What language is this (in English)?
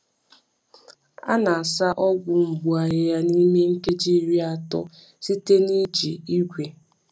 Igbo